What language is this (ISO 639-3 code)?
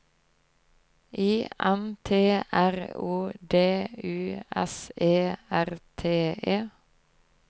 nor